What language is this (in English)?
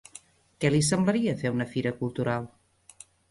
Catalan